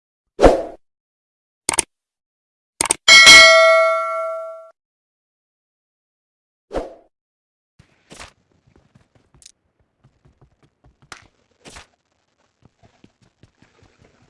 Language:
English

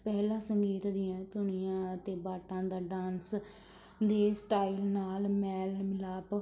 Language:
Punjabi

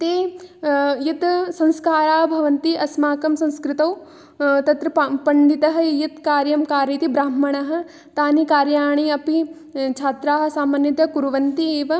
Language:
Sanskrit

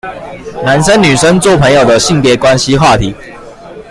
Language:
Chinese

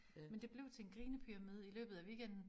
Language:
Danish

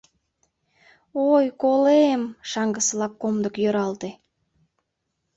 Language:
Mari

